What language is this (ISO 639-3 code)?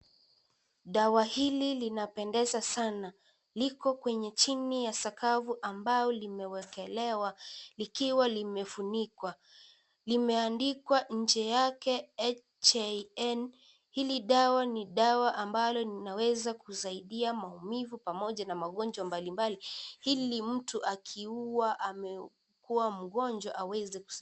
swa